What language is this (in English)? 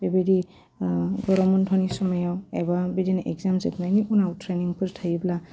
Bodo